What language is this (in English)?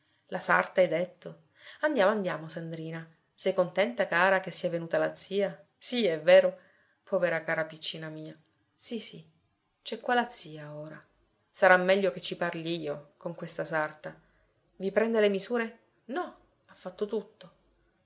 Italian